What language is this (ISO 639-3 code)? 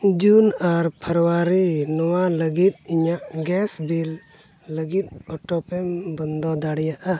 sat